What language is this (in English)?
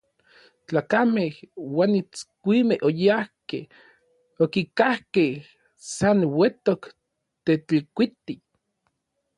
Orizaba Nahuatl